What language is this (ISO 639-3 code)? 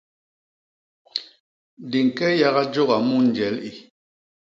bas